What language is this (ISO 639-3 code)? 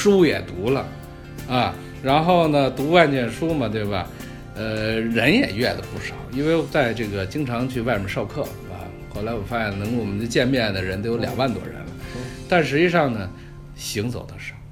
zho